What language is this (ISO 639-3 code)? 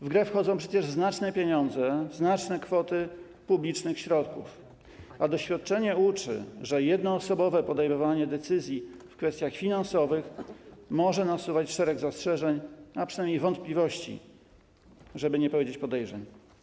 pol